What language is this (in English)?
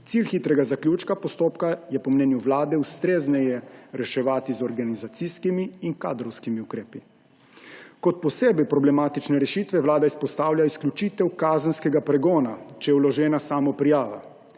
Slovenian